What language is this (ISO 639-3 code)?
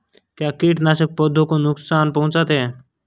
hin